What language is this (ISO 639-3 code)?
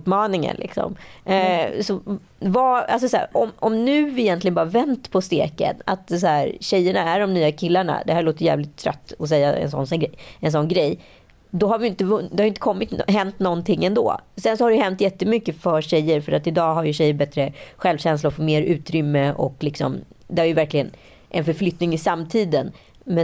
swe